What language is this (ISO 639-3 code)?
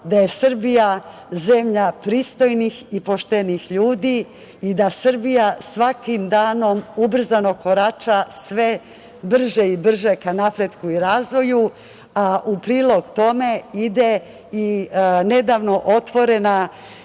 srp